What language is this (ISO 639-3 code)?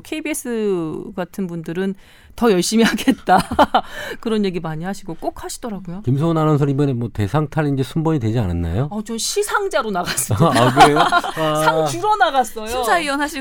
kor